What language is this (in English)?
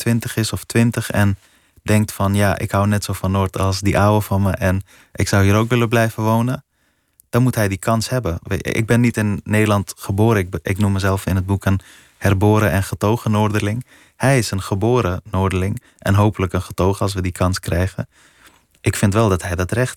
Dutch